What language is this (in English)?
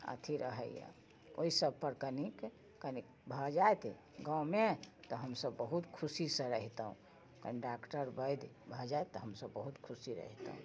Maithili